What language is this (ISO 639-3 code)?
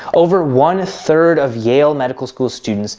eng